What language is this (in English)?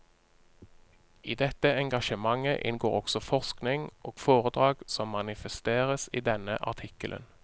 Norwegian